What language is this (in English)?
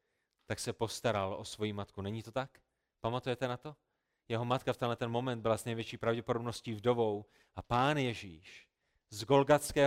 Czech